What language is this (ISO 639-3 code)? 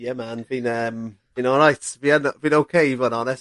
cym